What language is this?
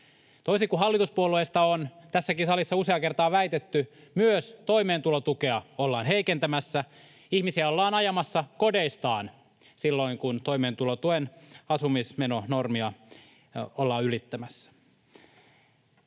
Finnish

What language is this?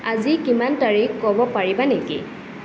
Assamese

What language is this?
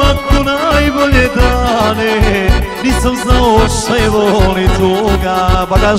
Romanian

